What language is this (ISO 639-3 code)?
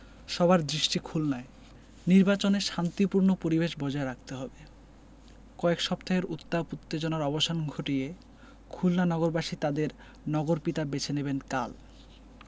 ben